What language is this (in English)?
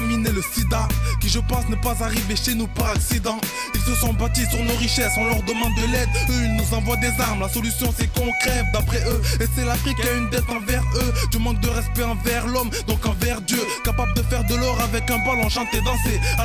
French